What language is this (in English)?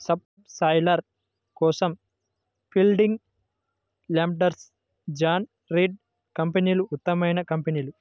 Telugu